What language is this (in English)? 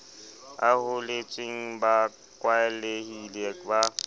Southern Sotho